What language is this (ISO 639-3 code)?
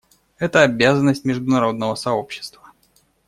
rus